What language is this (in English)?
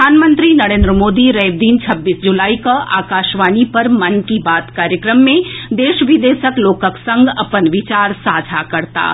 Maithili